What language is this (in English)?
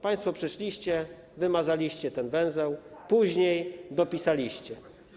Polish